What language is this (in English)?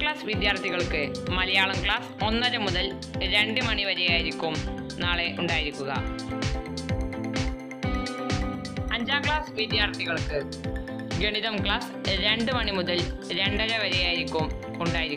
Romanian